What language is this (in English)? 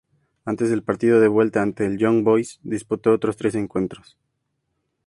Spanish